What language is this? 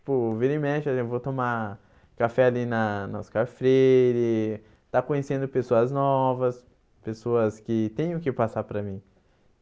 Portuguese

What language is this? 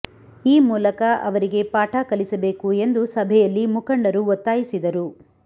Kannada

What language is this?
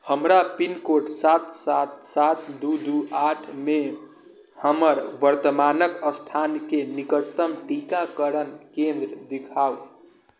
Maithili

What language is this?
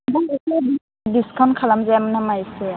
Bodo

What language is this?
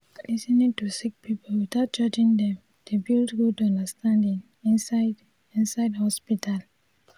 Nigerian Pidgin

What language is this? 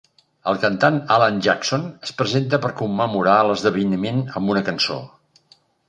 Catalan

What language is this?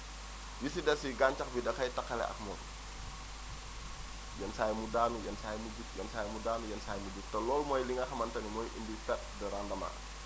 Wolof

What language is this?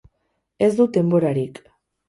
Basque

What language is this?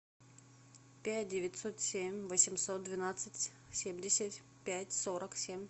Russian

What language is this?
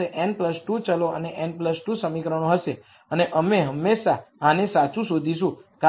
Gujarati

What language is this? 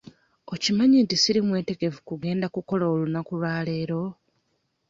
Ganda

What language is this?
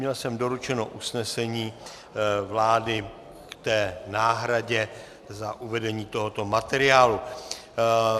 Czech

